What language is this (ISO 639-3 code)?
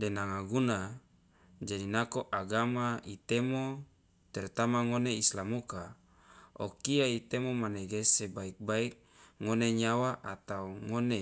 loa